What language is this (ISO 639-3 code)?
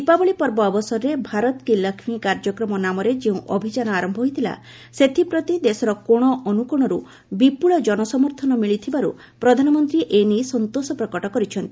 ori